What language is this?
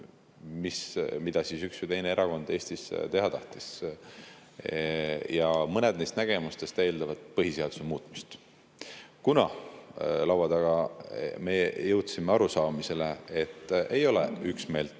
Estonian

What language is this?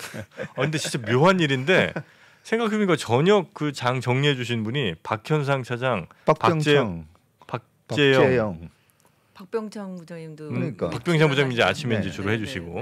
Korean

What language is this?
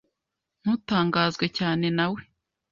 Kinyarwanda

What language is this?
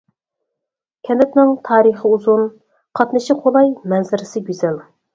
Uyghur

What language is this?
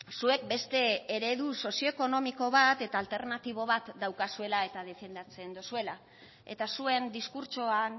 Basque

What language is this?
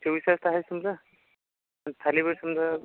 Marathi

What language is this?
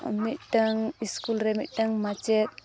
Santali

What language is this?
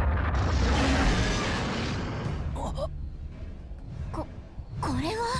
Japanese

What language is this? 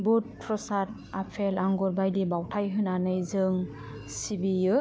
Bodo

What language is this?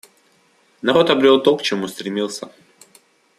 Russian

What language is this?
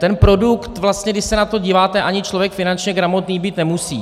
Czech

